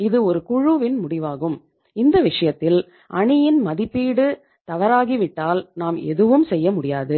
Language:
Tamil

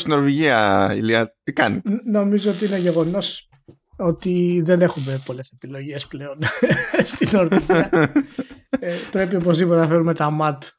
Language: Greek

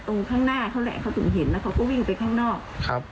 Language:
Thai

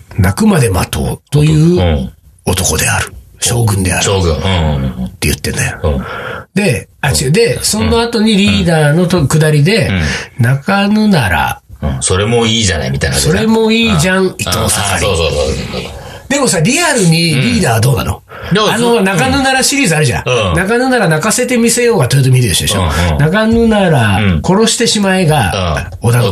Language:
Japanese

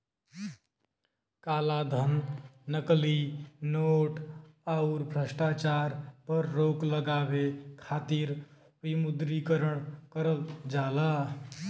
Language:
Bhojpuri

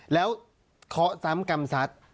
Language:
Thai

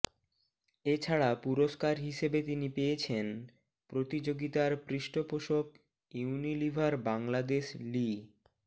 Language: Bangla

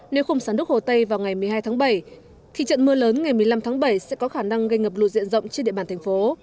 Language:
Vietnamese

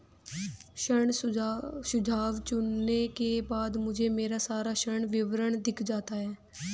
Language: Hindi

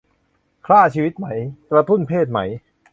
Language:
Thai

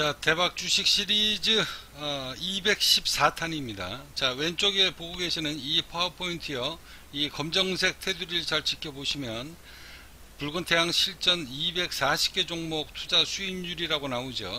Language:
Korean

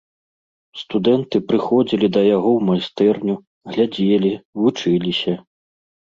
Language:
Belarusian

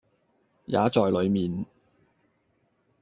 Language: Cantonese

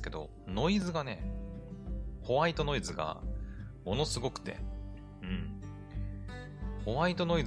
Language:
Japanese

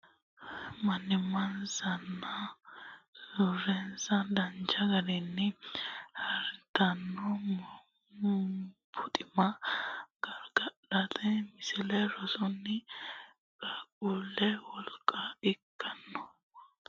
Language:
Sidamo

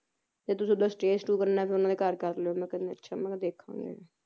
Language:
Punjabi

